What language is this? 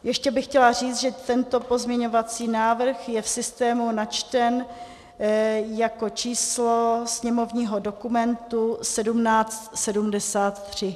Czech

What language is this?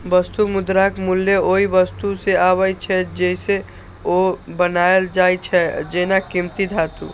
Maithili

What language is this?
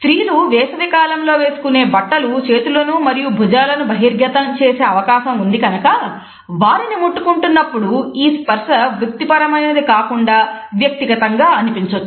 Telugu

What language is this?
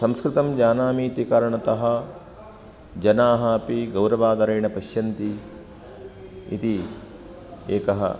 Sanskrit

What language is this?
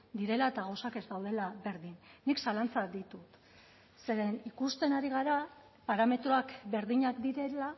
Basque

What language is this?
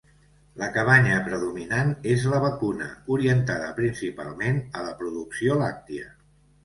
Catalan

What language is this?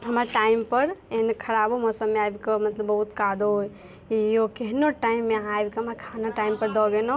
Maithili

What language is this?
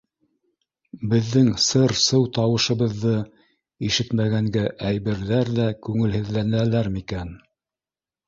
Bashkir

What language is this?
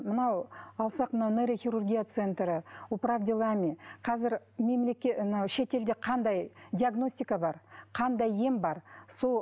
Kazakh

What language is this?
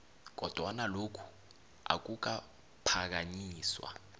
South Ndebele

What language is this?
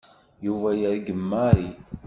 Kabyle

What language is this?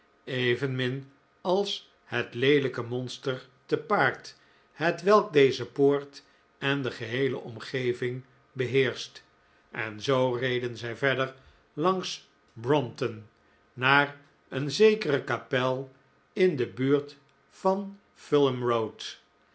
Dutch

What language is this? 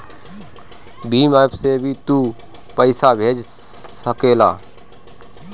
Bhojpuri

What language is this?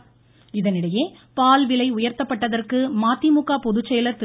Tamil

